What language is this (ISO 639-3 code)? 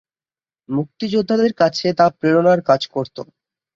ben